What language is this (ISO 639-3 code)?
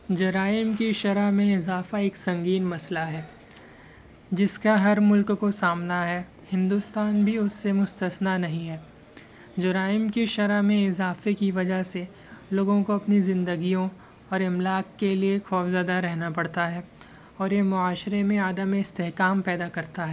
urd